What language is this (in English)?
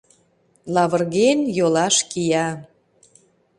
Mari